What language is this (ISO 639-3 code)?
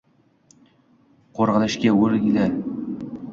uzb